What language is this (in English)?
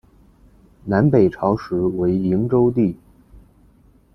Chinese